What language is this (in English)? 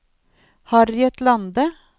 Norwegian